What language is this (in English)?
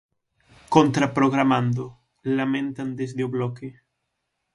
Galician